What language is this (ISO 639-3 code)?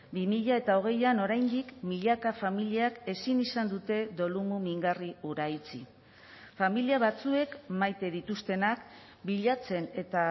eus